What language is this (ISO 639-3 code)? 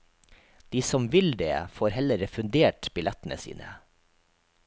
nor